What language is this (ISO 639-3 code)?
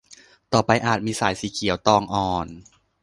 tha